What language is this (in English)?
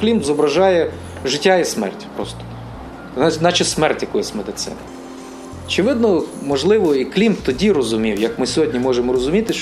Ukrainian